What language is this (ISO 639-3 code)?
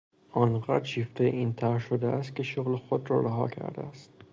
fas